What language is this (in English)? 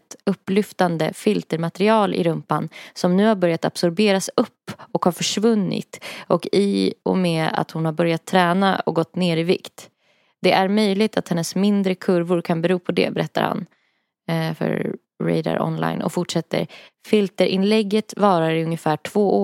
Swedish